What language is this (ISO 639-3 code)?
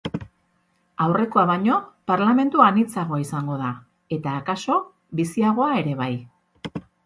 eus